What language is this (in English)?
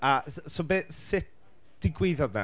Welsh